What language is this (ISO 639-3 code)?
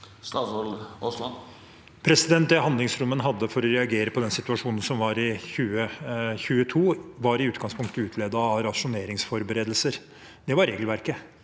nor